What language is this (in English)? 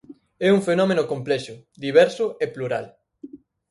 Galician